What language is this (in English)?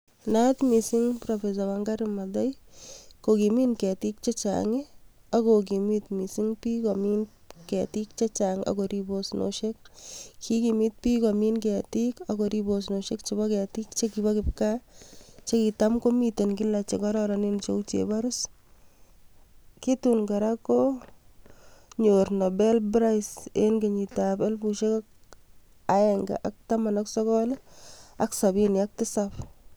Kalenjin